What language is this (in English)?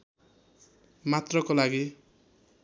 Nepali